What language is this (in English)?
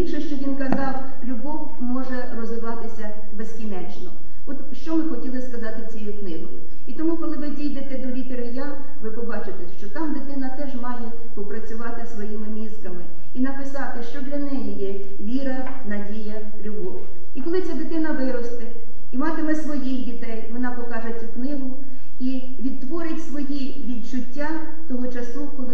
Ukrainian